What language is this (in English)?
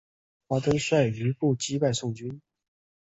Chinese